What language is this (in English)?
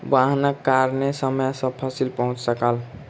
Maithili